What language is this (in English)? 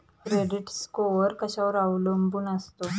Marathi